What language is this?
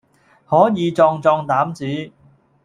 Cantonese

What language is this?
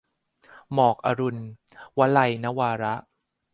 Thai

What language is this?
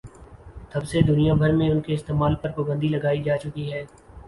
Urdu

